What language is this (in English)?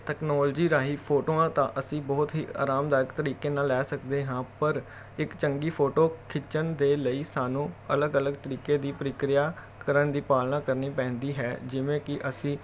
Punjabi